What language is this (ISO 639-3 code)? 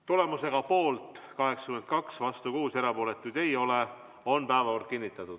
est